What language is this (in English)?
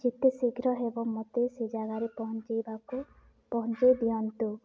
Odia